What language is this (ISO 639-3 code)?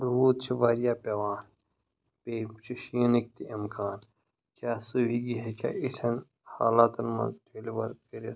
kas